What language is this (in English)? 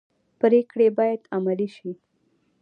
Pashto